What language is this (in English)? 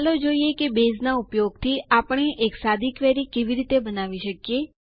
Gujarati